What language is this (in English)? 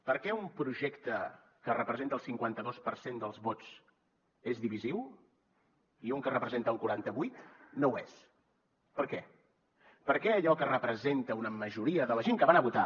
Catalan